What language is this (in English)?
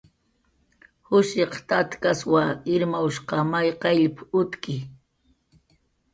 Jaqaru